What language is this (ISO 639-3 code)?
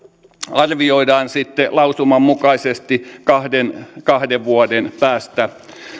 fin